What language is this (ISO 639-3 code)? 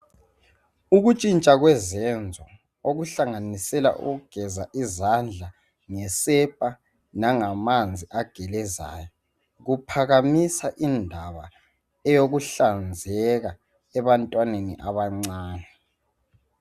nde